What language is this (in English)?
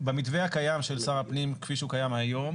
Hebrew